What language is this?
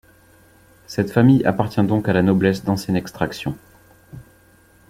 French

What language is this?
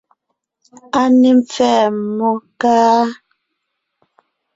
Ngiemboon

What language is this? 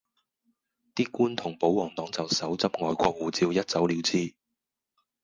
Cantonese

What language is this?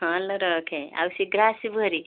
Odia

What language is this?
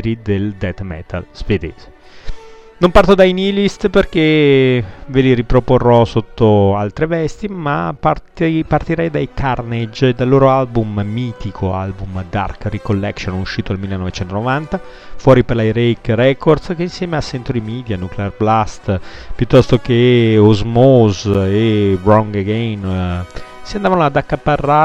Italian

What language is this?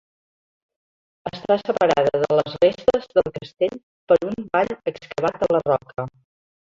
Catalan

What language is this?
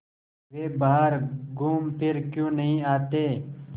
Hindi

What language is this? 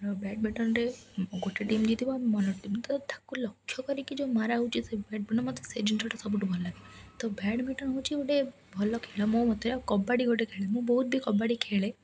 Odia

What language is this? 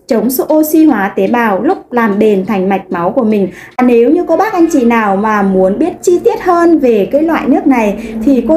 Vietnamese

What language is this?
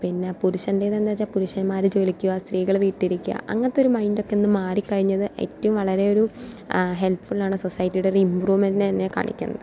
Malayalam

